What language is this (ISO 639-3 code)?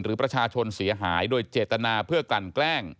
tha